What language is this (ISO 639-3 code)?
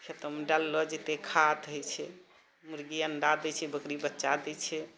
mai